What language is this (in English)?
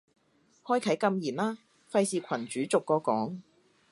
Cantonese